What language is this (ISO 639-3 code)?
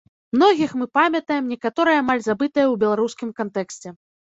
bel